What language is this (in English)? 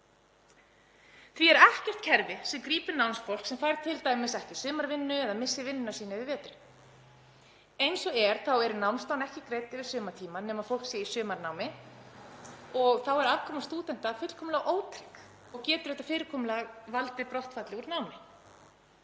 Icelandic